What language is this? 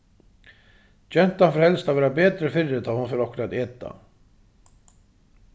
Faroese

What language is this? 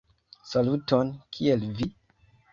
Esperanto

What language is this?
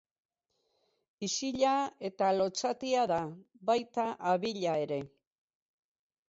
Basque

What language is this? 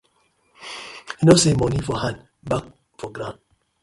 Nigerian Pidgin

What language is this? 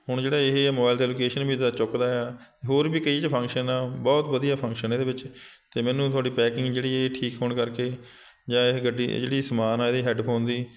Punjabi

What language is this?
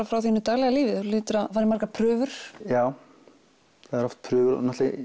Icelandic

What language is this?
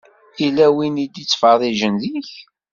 Kabyle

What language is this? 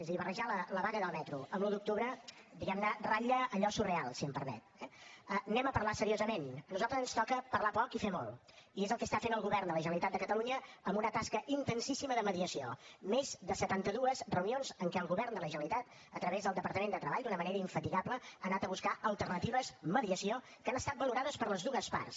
Catalan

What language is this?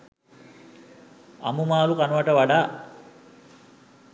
Sinhala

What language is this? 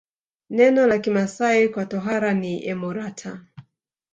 Swahili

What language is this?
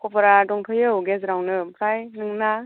Bodo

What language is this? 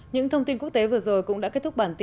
Vietnamese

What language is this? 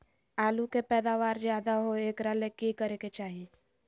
Magahi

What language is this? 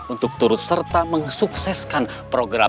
Indonesian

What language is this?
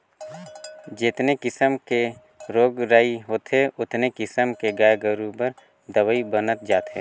Chhattisgarhi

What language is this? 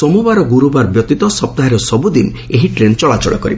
Odia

